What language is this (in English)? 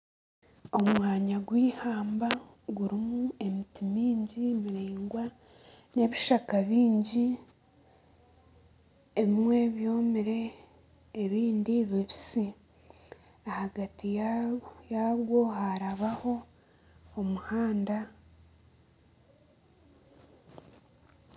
Nyankole